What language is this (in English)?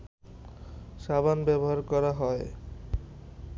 Bangla